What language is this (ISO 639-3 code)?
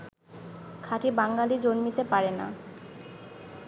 ben